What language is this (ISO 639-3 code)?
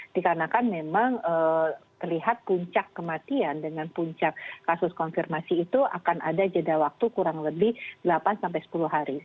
ind